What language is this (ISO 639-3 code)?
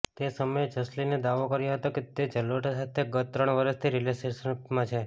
guj